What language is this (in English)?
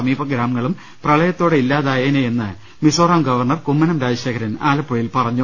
Malayalam